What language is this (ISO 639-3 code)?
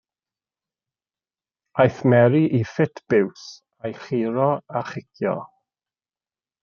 cym